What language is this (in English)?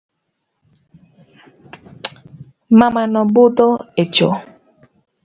Luo (Kenya and Tanzania)